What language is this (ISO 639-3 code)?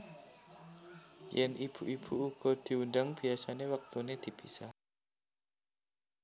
jav